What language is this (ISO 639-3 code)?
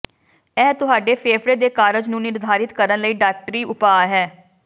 pan